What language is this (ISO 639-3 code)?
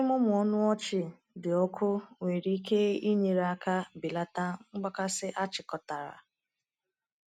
ibo